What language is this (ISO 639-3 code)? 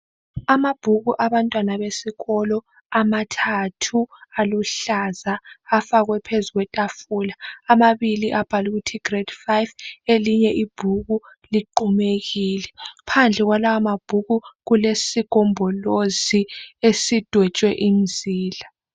nde